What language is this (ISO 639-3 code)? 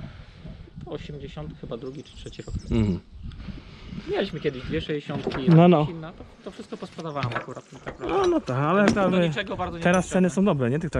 pol